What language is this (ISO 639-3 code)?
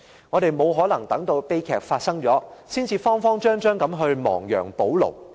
yue